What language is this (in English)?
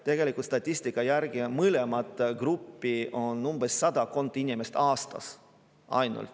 Estonian